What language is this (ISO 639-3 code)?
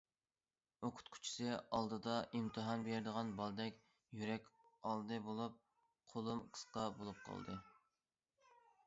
uig